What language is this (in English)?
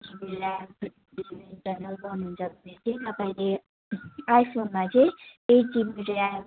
Nepali